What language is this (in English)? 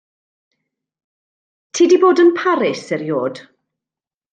Welsh